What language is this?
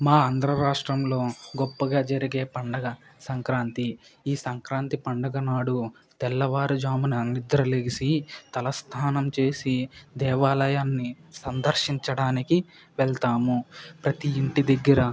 Telugu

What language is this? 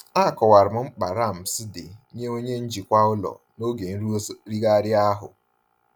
Igbo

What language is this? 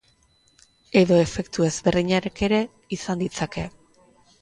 Basque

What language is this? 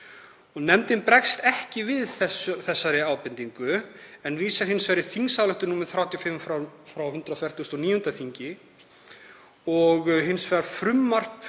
Icelandic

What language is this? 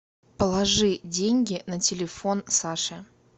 Russian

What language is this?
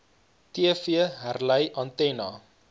Afrikaans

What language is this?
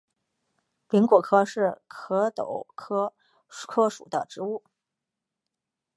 Chinese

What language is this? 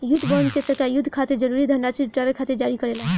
Bhojpuri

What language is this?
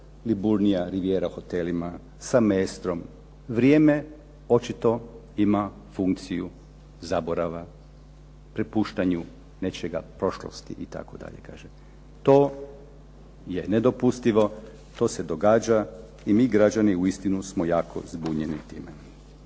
Croatian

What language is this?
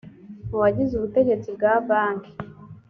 Kinyarwanda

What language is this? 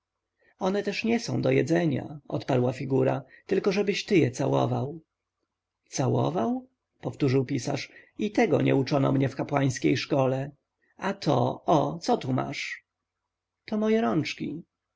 Polish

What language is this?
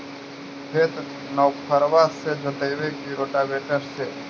Magahi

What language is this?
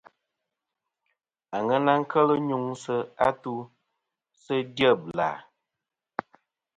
Kom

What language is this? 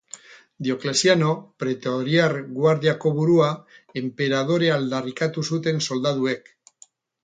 Basque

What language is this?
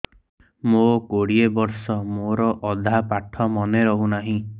Odia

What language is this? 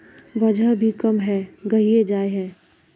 Magahi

